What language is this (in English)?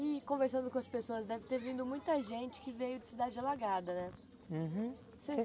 Portuguese